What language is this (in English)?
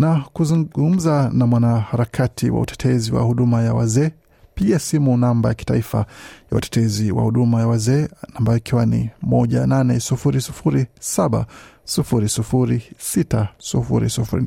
Swahili